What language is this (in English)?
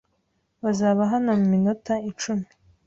Kinyarwanda